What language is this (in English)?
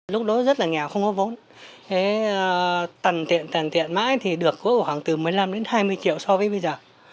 Vietnamese